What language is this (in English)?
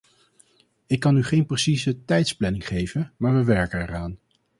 Dutch